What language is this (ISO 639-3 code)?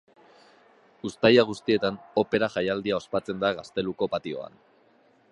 eus